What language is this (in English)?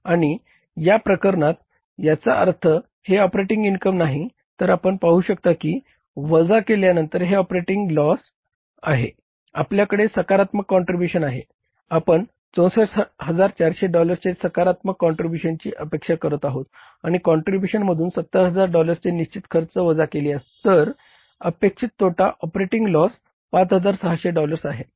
Marathi